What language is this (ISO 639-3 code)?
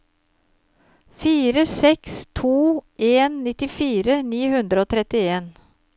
nor